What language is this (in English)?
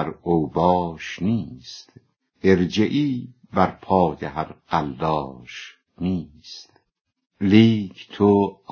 Persian